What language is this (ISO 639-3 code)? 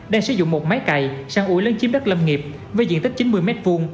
vie